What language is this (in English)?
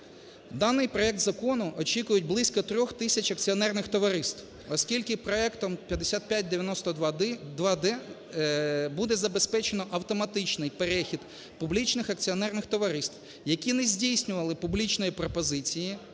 Ukrainian